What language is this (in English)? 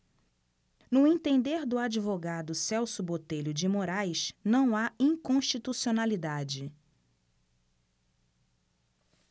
Portuguese